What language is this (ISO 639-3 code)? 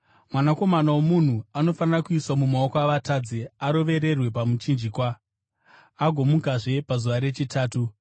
sna